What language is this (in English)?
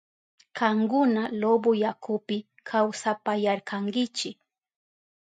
Southern Pastaza Quechua